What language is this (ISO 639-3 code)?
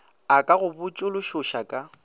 nso